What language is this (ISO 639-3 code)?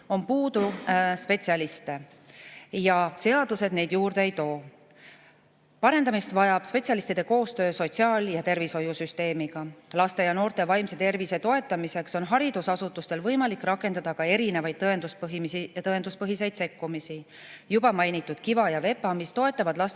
est